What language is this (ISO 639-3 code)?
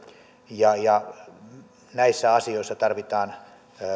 fin